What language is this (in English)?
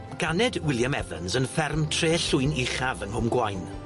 Welsh